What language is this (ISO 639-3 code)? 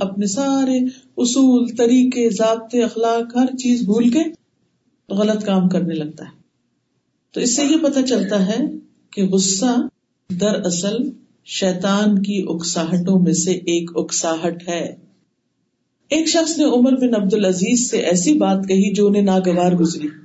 urd